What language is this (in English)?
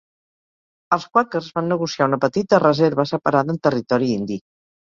Catalan